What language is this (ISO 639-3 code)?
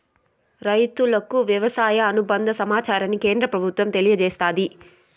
tel